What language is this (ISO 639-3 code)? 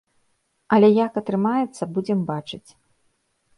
bel